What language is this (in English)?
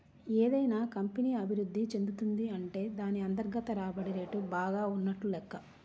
Telugu